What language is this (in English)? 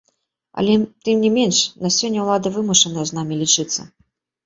Belarusian